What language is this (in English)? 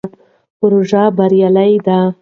Pashto